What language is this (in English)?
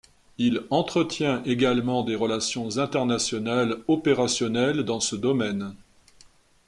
French